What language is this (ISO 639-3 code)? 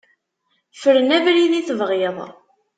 kab